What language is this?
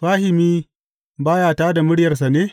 Hausa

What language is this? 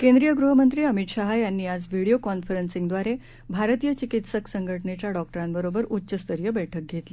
Marathi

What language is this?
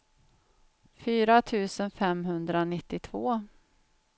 Swedish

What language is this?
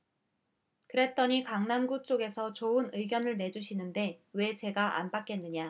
Korean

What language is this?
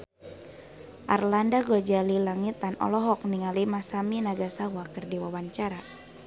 Sundanese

